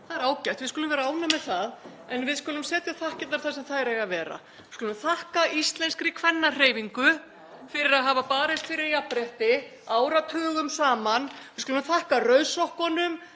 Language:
Icelandic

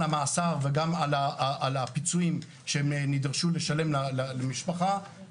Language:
Hebrew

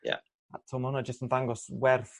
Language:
Welsh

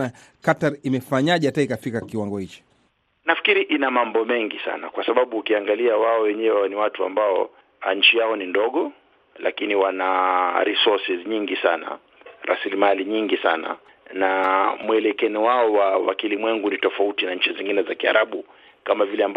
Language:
Swahili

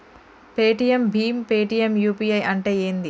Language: Telugu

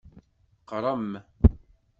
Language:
Kabyle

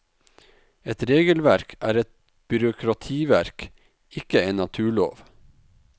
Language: Norwegian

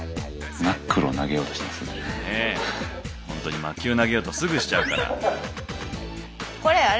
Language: Japanese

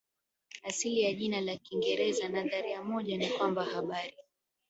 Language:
Swahili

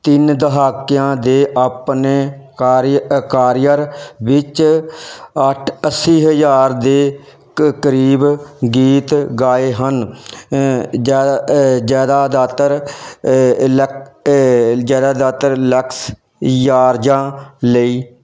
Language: Punjabi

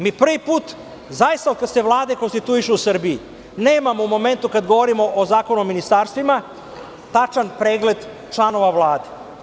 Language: Serbian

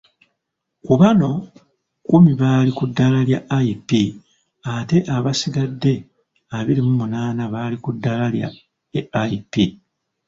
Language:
Ganda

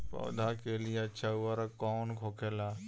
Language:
Bhojpuri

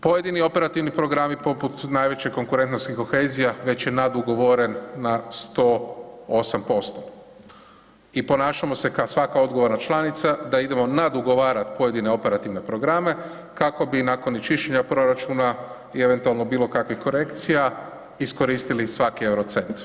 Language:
Croatian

